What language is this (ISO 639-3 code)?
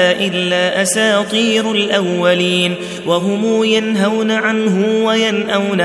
ara